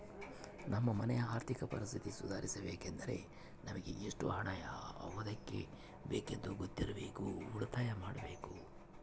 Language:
Kannada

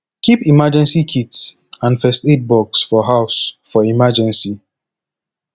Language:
Nigerian Pidgin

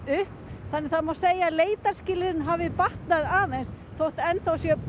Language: Icelandic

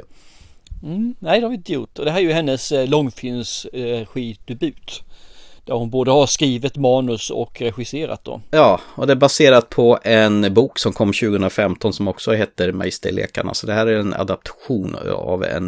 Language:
Swedish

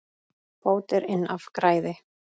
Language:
Icelandic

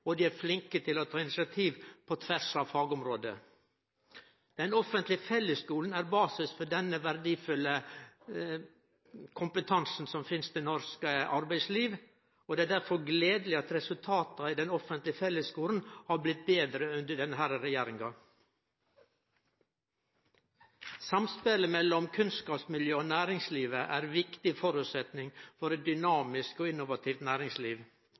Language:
Norwegian Nynorsk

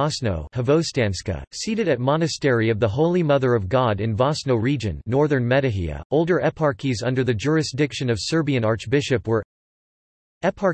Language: English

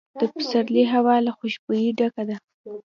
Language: Pashto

